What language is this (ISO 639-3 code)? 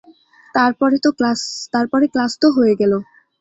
ben